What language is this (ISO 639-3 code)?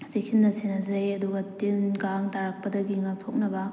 mni